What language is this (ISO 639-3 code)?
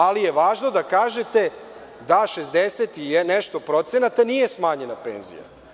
srp